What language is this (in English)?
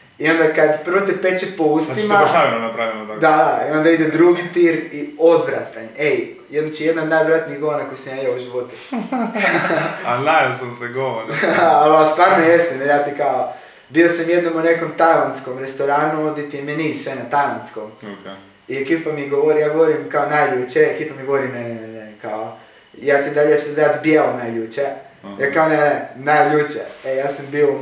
Croatian